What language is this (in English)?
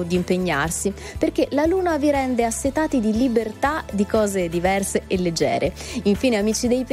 Italian